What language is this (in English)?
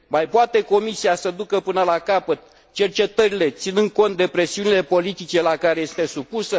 Romanian